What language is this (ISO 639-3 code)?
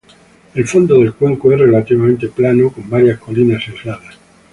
spa